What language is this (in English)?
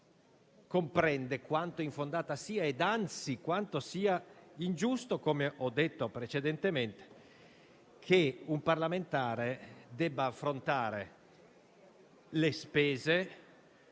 Italian